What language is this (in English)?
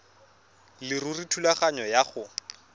Tswana